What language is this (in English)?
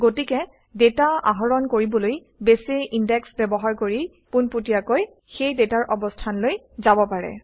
Assamese